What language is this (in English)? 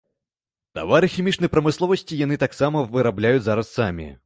Belarusian